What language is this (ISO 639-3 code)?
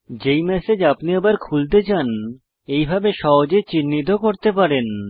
ben